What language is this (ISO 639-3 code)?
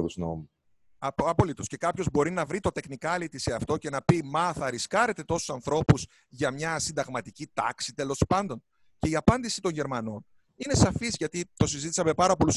ell